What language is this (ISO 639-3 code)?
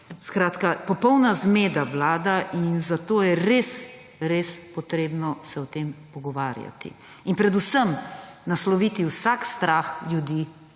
slv